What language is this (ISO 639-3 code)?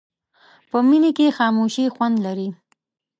pus